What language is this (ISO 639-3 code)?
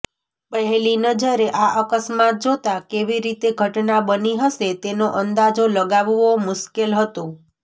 guj